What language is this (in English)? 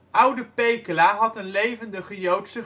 Dutch